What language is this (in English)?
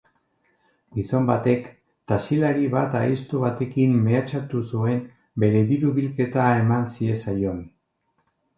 Basque